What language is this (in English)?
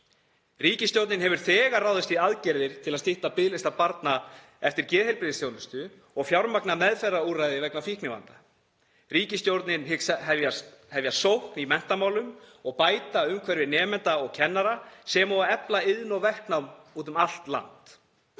Icelandic